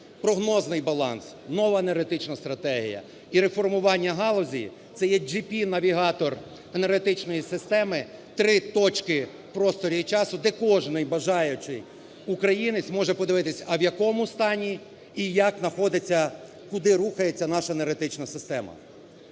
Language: Ukrainian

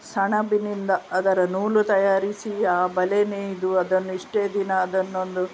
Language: Kannada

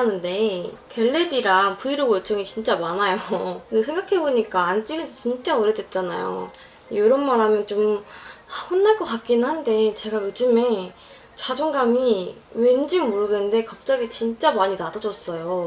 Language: Korean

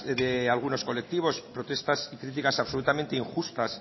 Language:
Spanish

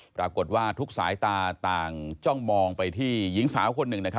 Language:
Thai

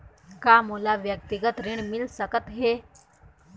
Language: Chhattisgarhi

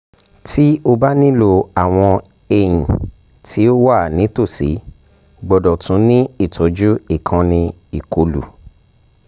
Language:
Yoruba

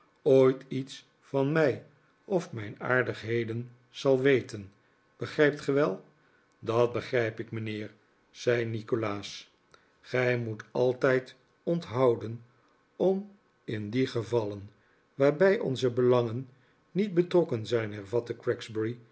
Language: Dutch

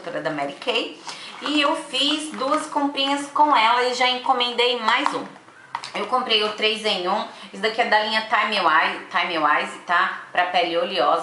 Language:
Portuguese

